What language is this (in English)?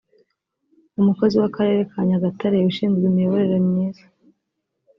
Kinyarwanda